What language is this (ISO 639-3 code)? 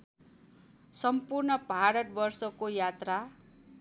nep